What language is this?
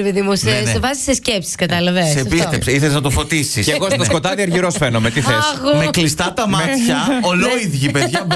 Greek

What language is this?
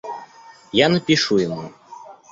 Russian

